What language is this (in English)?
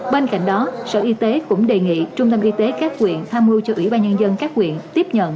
Vietnamese